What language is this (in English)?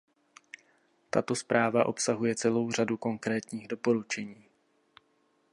Czech